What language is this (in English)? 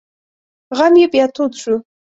Pashto